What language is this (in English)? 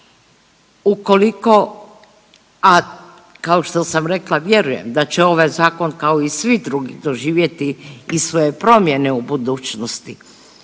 Croatian